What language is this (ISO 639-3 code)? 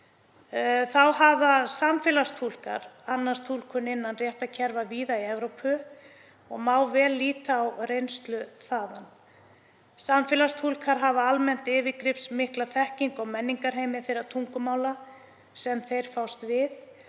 isl